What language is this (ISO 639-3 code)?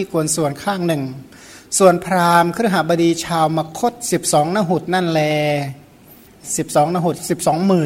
tha